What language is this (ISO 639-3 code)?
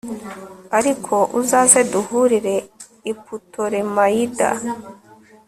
kin